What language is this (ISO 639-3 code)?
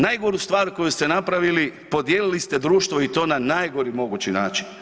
hrv